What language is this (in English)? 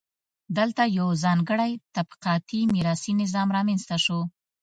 Pashto